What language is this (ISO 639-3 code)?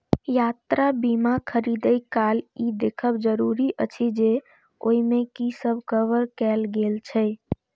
mai